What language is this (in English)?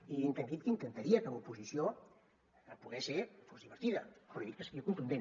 Catalan